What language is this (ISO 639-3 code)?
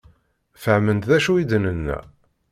kab